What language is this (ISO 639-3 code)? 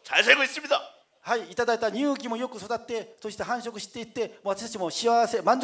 kor